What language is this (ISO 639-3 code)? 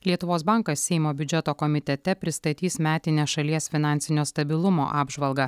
lit